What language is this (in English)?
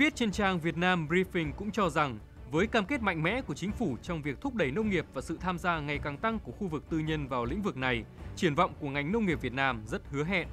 Vietnamese